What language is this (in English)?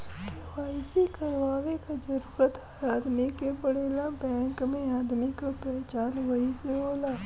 Bhojpuri